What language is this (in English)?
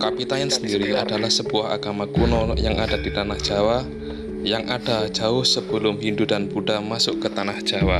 Indonesian